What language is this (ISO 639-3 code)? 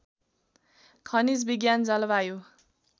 nep